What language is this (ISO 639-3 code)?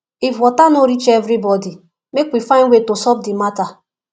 pcm